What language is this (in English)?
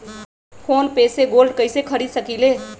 Magahi